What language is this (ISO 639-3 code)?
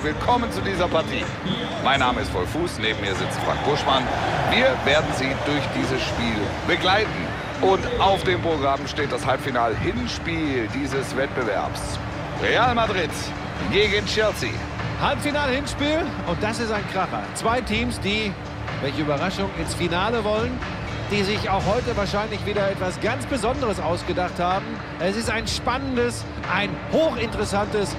deu